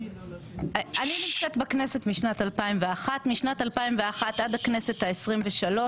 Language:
Hebrew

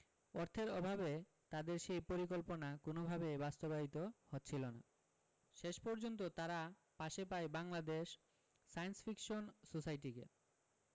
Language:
Bangla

